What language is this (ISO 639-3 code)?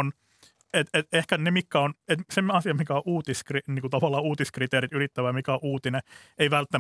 fin